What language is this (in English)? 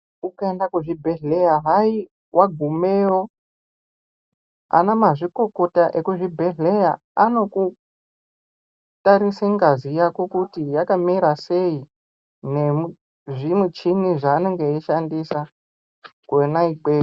Ndau